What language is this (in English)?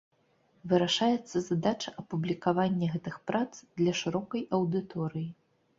Belarusian